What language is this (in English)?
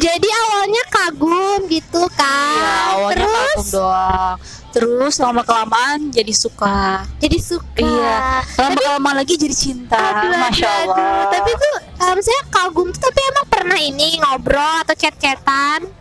Indonesian